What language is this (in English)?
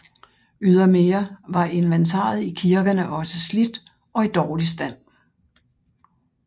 Danish